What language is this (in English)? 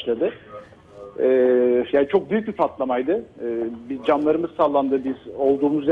Turkish